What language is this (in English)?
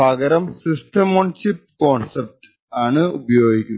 Malayalam